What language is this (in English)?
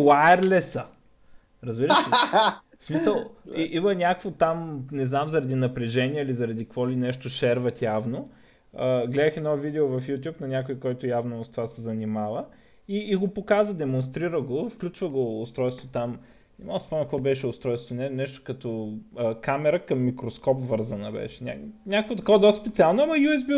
Bulgarian